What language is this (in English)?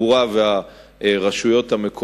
Hebrew